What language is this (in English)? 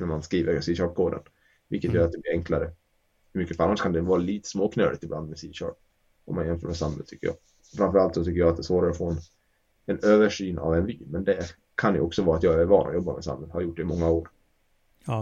Swedish